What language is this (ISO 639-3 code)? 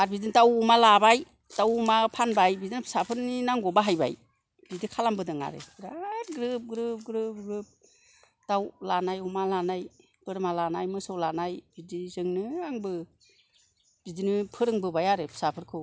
brx